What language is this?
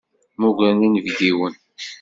Kabyle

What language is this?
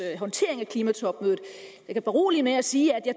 Danish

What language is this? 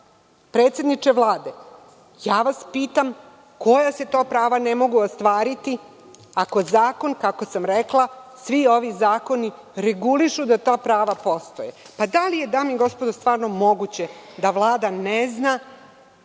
Serbian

